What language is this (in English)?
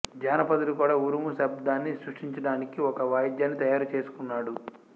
Telugu